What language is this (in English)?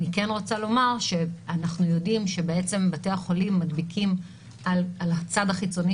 Hebrew